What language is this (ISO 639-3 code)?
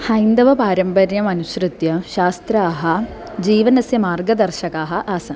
san